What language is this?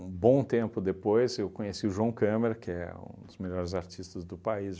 Portuguese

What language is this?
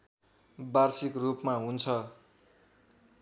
Nepali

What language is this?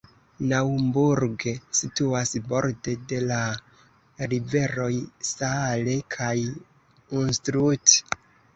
Esperanto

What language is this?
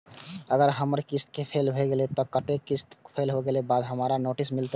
Maithili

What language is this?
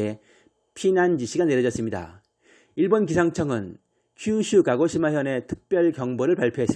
Korean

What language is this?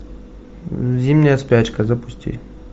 Russian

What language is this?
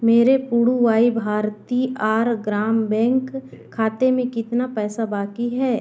Hindi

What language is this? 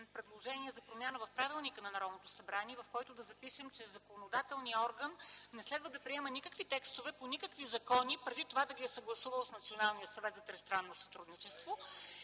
Bulgarian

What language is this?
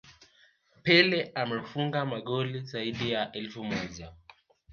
Swahili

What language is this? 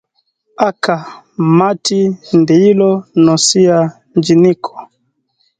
Swahili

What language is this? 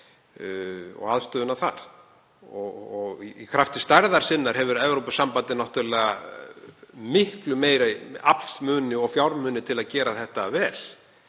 Icelandic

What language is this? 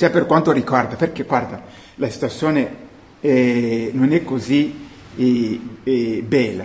Italian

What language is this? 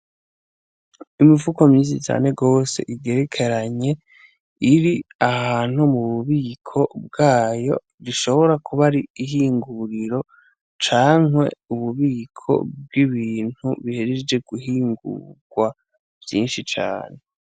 Rundi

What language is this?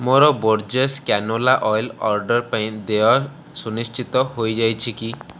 Odia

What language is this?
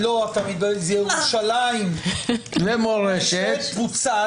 Hebrew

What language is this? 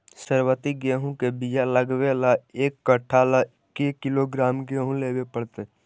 Magahi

